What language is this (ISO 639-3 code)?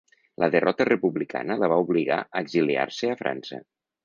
cat